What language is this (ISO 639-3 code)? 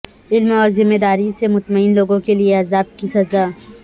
urd